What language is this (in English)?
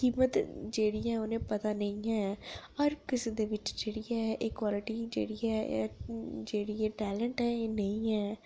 Dogri